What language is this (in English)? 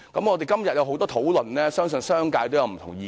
Cantonese